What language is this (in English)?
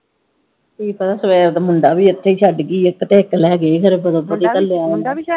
Punjabi